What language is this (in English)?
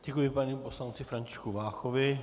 Czech